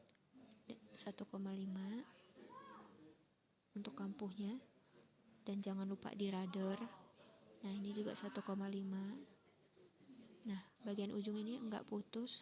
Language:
Indonesian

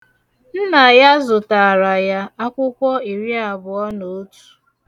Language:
Igbo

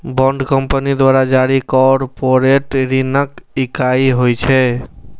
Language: Maithili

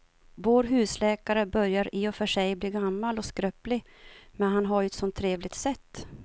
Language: Swedish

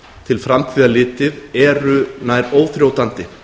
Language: Icelandic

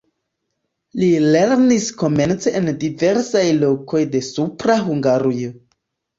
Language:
Esperanto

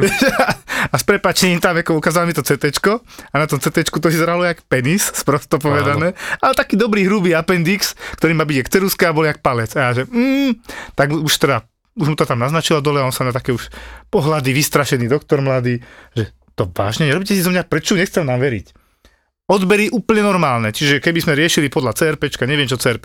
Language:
Slovak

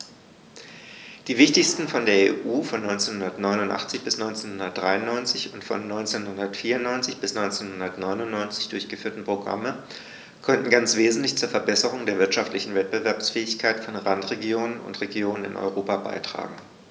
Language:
German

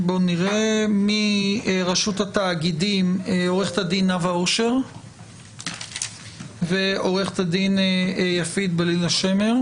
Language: Hebrew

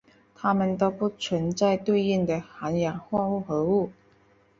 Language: Chinese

